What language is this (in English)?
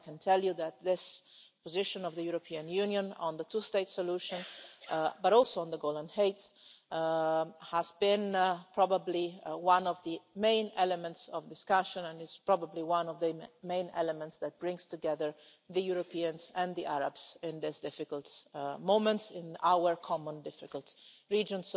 English